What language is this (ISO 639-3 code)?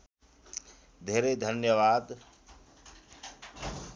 nep